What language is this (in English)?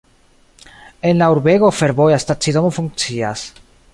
Esperanto